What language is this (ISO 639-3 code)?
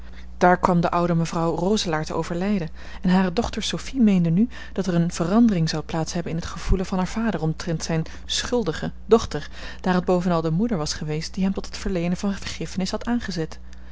nld